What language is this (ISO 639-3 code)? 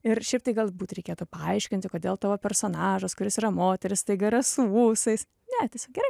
lit